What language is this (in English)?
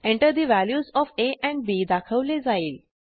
Marathi